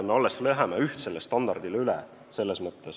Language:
Estonian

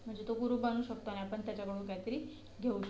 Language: Marathi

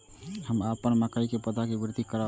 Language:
Maithili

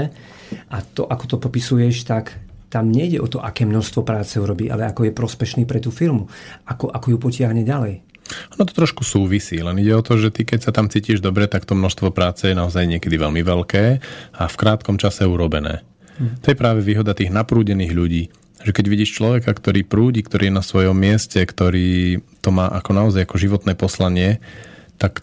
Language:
Slovak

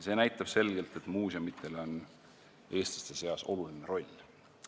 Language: Estonian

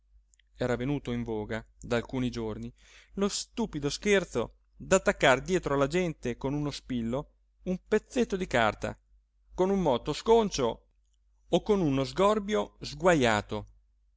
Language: Italian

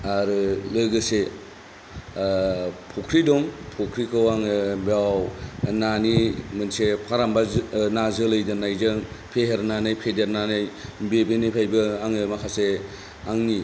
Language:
Bodo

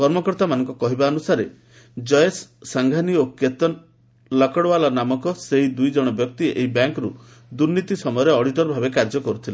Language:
Odia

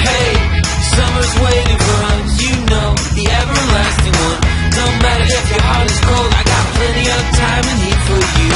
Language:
English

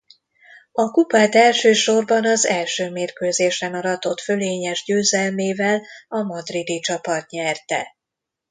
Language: Hungarian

